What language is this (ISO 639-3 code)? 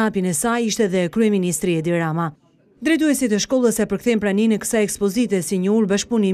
tur